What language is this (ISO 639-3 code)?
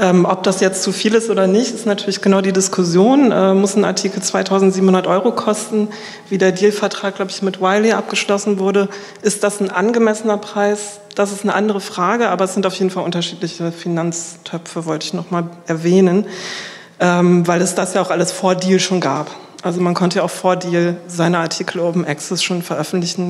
deu